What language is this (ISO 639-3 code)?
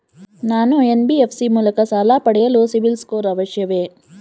kan